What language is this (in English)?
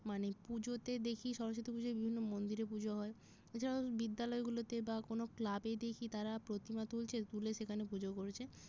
Bangla